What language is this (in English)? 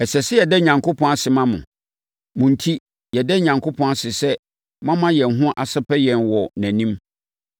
Akan